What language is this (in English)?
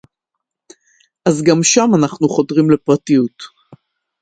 Hebrew